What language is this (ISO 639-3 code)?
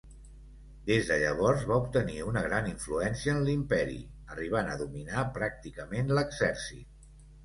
cat